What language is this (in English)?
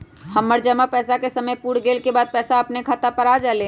Magahi